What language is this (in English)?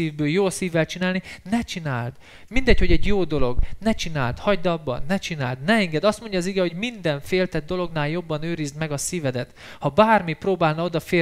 Hungarian